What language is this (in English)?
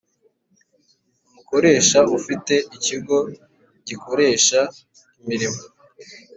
Kinyarwanda